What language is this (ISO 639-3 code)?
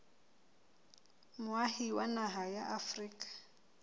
sot